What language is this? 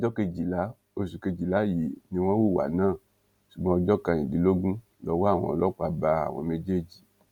Yoruba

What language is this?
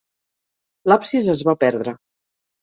Catalan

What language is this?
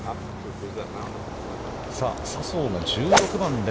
Japanese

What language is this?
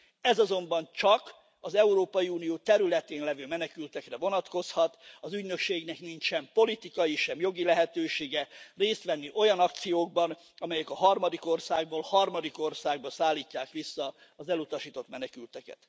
Hungarian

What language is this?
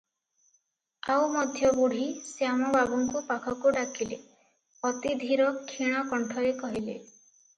Odia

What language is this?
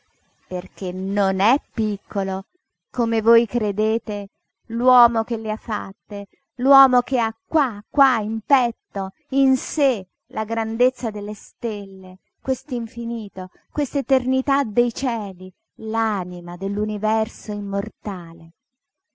Italian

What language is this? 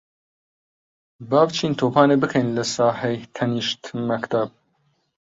Central Kurdish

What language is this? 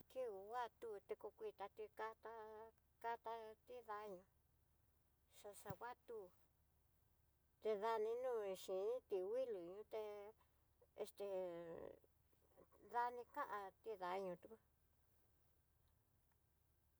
Tidaá Mixtec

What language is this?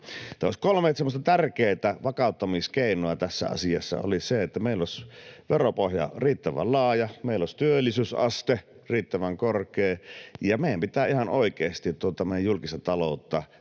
Finnish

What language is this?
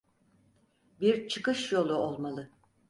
Turkish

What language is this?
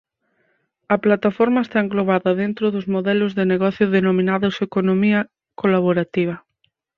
Galician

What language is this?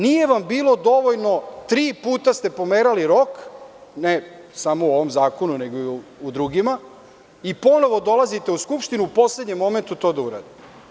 Serbian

